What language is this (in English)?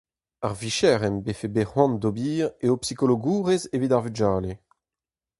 Breton